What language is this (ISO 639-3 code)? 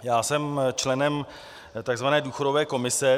ces